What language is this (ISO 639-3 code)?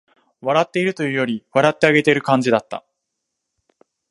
jpn